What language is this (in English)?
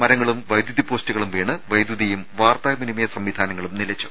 Malayalam